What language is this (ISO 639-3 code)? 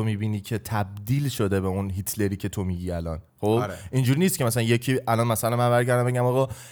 fas